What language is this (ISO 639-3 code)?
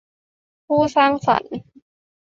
tha